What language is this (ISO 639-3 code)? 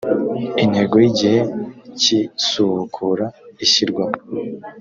kin